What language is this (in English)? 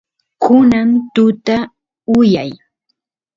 Santiago del Estero Quichua